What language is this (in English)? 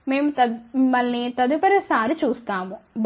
Telugu